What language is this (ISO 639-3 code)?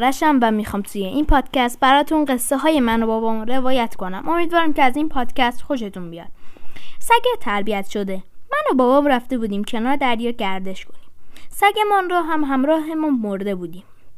fas